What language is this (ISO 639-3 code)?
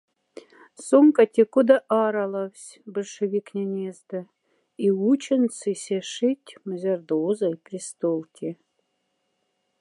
mdf